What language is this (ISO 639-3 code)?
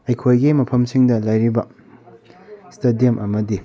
mni